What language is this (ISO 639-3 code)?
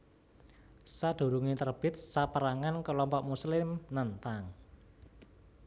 jav